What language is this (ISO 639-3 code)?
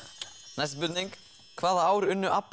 isl